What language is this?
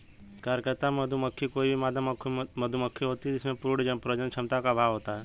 Hindi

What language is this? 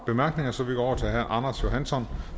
Danish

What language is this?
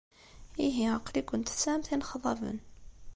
Kabyle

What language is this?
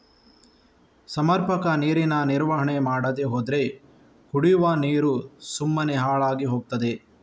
Kannada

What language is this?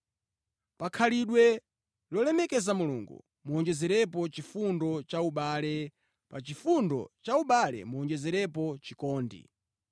Nyanja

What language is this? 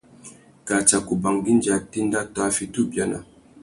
Tuki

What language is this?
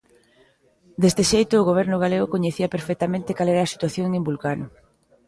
Galician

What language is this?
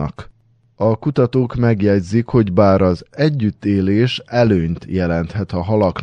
Hungarian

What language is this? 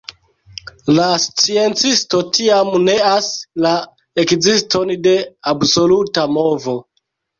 Esperanto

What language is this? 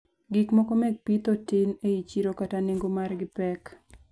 Luo (Kenya and Tanzania)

